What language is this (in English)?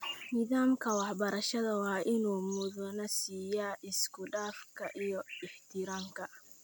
Somali